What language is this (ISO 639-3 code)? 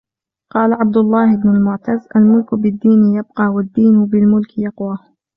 ara